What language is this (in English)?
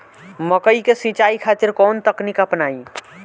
Bhojpuri